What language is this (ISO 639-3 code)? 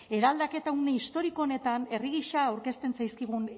eus